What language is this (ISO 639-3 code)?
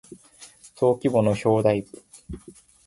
jpn